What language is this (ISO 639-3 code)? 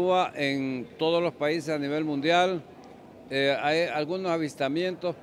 spa